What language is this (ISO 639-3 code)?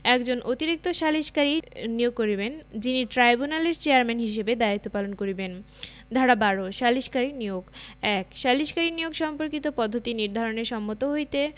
ben